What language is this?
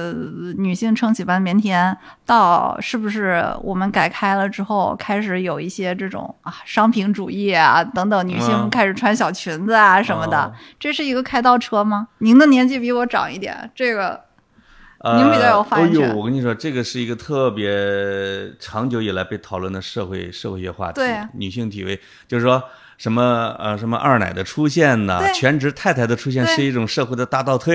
Chinese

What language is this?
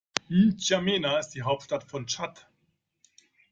German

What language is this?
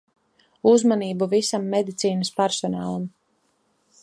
Latvian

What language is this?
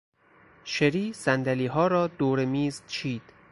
Persian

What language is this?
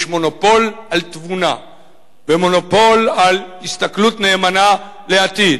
Hebrew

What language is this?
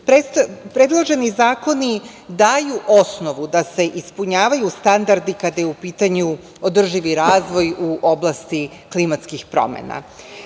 Serbian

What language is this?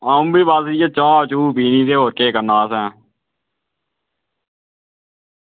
Dogri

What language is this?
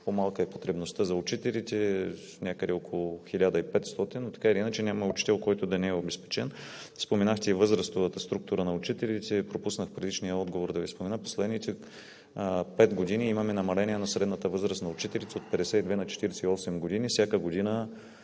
Bulgarian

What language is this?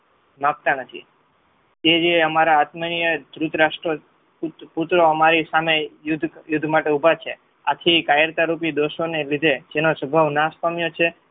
Gujarati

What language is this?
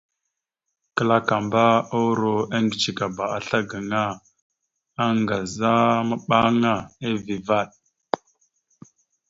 Mada (Cameroon)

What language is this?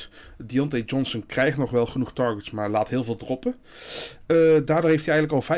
Dutch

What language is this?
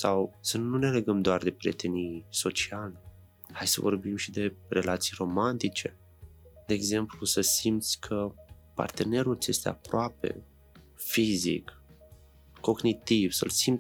Romanian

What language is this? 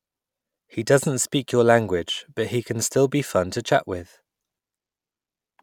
English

